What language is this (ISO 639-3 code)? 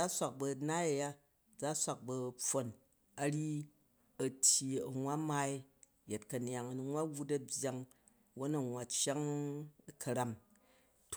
kaj